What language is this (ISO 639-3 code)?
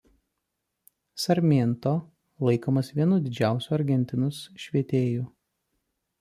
lit